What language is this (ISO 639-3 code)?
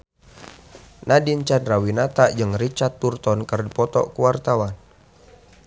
sun